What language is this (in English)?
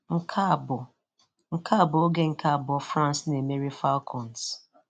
Igbo